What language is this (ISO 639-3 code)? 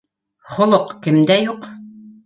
bak